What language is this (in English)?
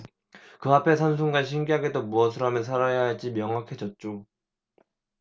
Korean